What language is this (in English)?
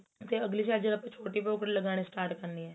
Punjabi